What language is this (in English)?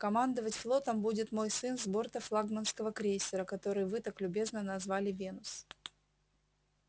Russian